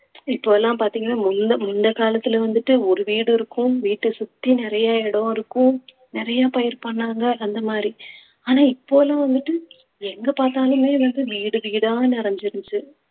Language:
Tamil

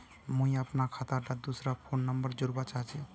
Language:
Magahi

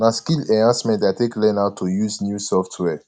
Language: Nigerian Pidgin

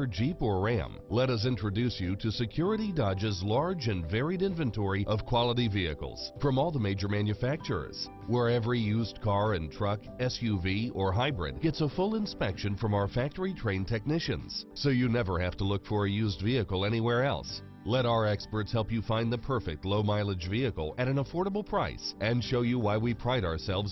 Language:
English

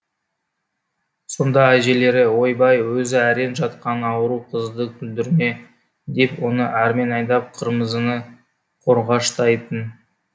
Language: Kazakh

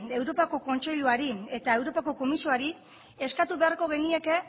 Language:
Basque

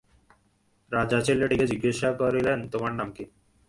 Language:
Bangla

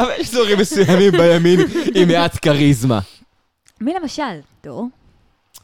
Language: Hebrew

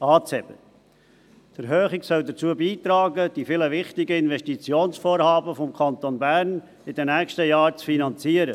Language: Swiss German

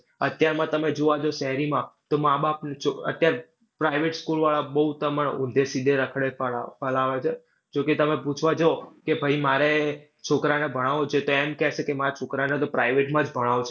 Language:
Gujarati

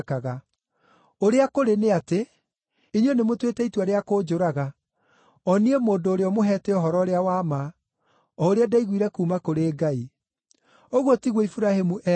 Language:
Kikuyu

